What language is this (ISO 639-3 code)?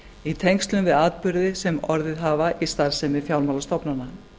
isl